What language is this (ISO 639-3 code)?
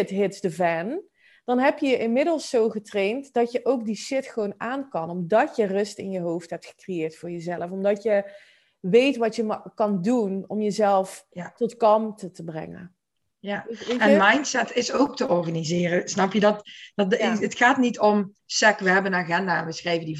nld